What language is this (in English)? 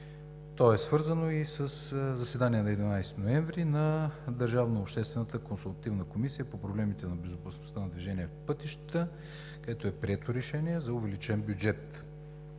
Bulgarian